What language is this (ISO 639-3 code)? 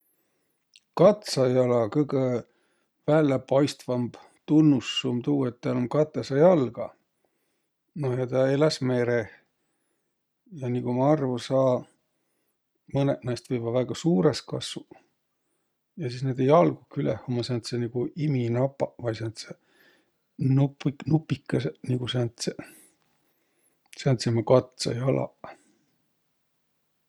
vro